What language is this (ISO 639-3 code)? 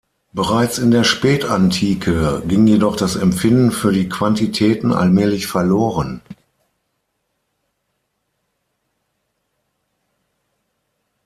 deu